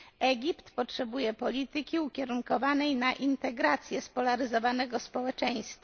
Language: Polish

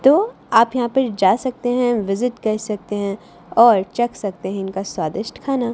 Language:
Hindi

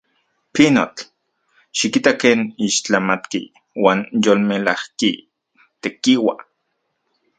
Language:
Central Puebla Nahuatl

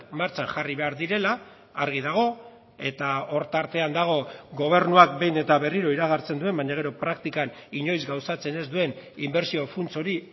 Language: Basque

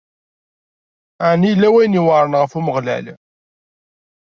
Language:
Kabyle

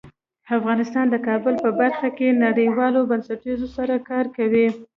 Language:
Pashto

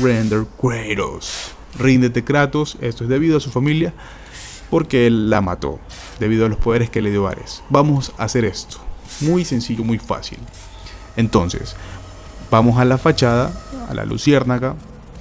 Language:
Spanish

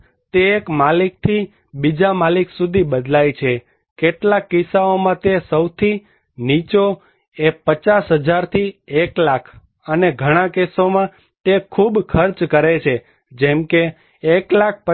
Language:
Gujarati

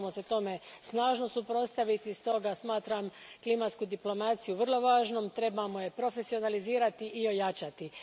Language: Croatian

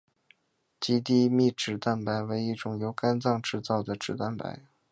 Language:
Chinese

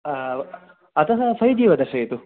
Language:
Sanskrit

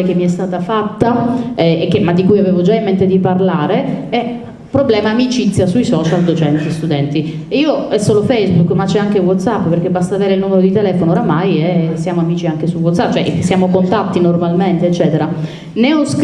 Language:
Italian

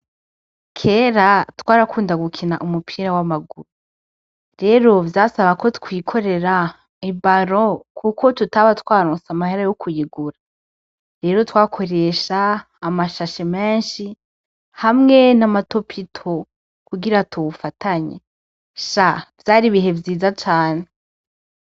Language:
Rundi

